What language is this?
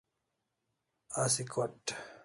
Kalasha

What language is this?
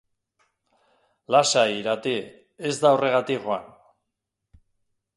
Basque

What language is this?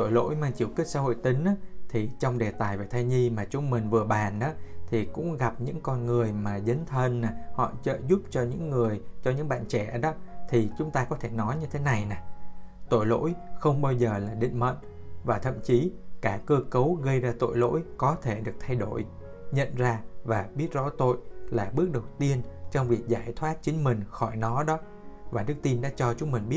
Vietnamese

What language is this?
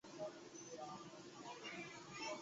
Chinese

